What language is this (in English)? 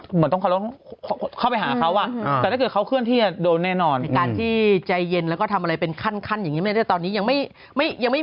Thai